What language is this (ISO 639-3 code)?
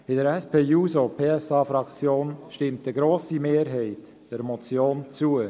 gsw